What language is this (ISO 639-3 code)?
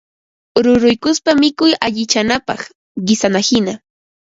qva